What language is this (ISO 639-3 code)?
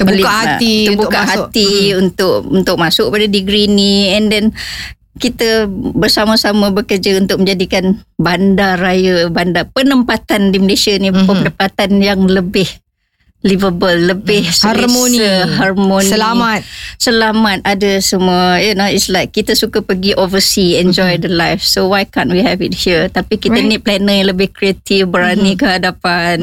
msa